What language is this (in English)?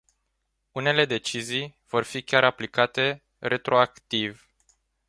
Romanian